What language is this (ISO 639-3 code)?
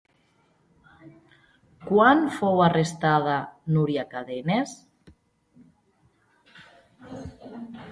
cat